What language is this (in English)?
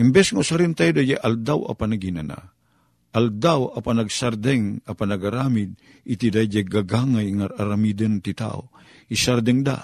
Filipino